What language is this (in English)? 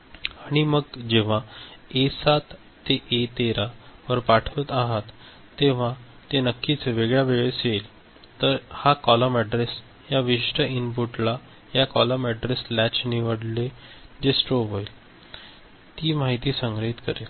Marathi